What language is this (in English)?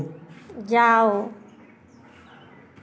Hindi